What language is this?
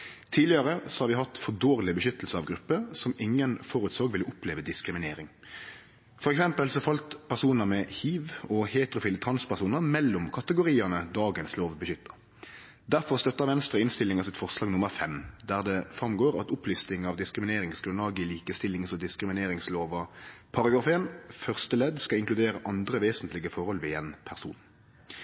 Norwegian Nynorsk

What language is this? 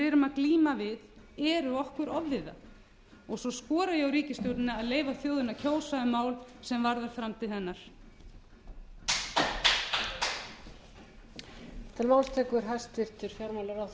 Icelandic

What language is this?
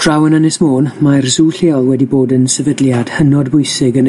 Welsh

